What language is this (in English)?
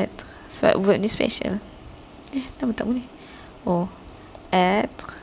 Malay